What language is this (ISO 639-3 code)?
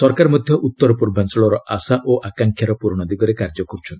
ori